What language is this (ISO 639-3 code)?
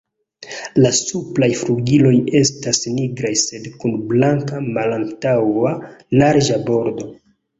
epo